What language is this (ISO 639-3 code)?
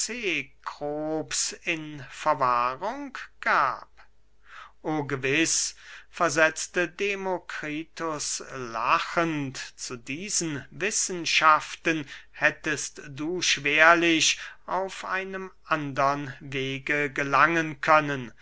deu